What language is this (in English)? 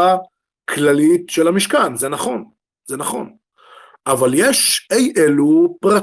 Hebrew